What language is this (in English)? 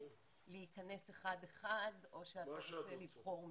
Hebrew